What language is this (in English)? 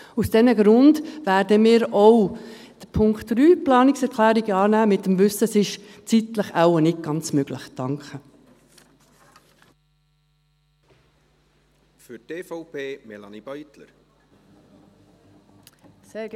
Swiss German